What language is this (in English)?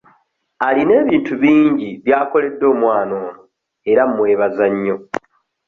Ganda